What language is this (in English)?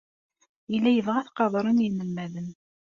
Kabyle